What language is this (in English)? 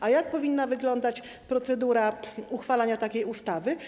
Polish